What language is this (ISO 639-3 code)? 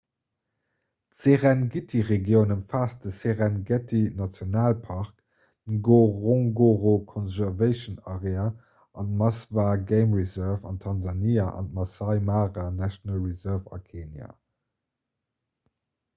ltz